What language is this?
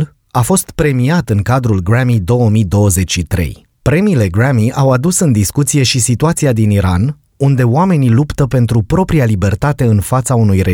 Romanian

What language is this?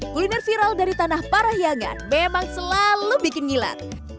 Indonesian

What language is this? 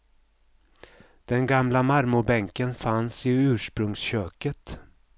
Swedish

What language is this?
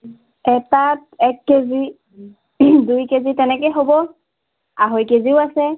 Assamese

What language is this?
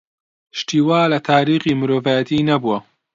Central Kurdish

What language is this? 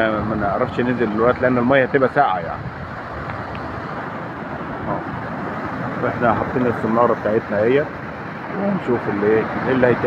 Arabic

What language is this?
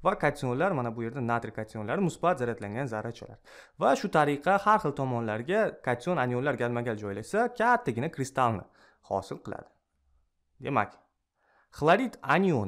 Turkish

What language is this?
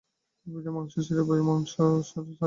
Bangla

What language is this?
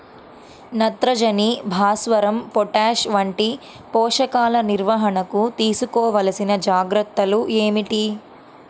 Telugu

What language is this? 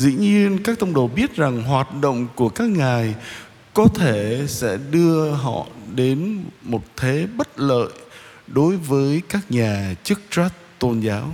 Vietnamese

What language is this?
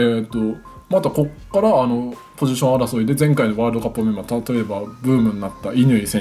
Japanese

